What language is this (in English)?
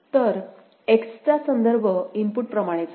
Marathi